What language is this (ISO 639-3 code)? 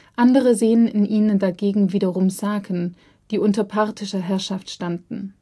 deu